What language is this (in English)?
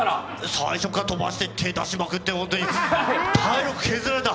Japanese